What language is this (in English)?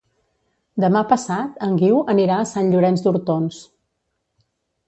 Catalan